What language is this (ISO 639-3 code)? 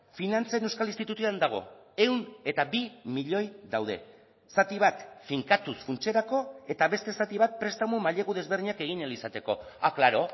eus